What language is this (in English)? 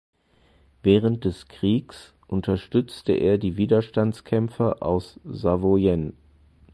German